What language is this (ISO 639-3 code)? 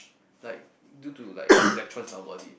eng